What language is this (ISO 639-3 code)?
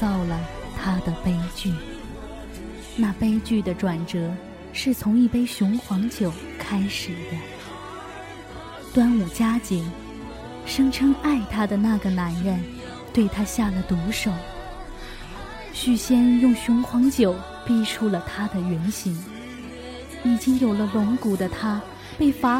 zho